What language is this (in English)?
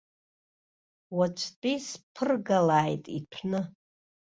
Abkhazian